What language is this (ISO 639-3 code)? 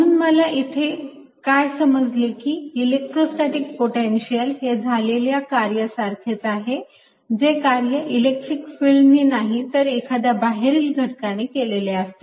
mar